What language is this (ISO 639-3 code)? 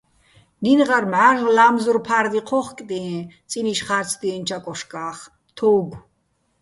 bbl